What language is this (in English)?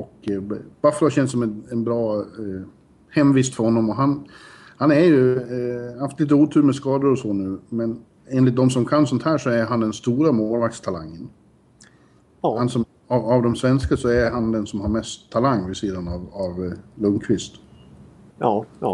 Swedish